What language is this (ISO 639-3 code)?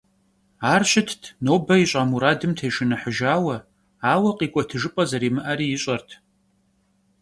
kbd